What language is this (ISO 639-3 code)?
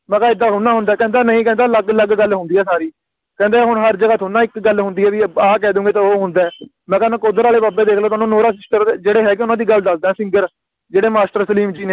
pan